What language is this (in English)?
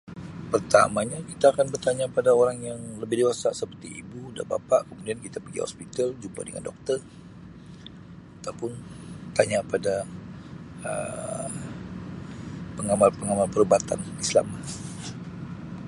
Sabah Malay